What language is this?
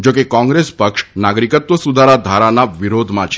Gujarati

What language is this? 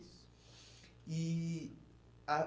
Portuguese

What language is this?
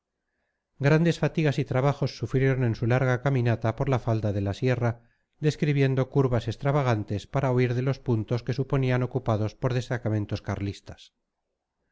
Spanish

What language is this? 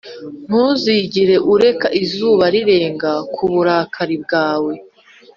Kinyarwanda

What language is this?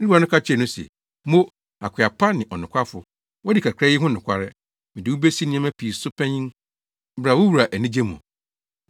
Akan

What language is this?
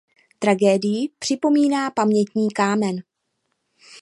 Czech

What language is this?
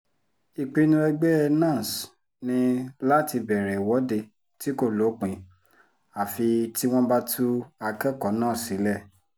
Yoruba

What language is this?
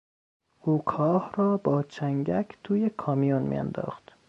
Persian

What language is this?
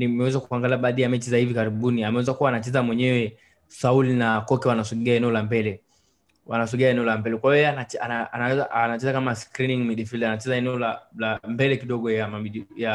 Swahili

